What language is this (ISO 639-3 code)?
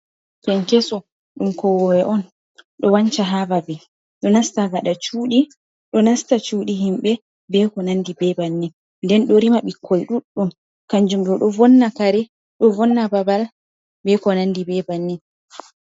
ful